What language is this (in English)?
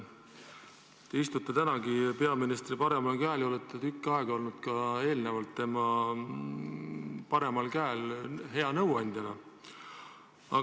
Estonian